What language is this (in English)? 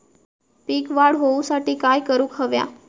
Marathi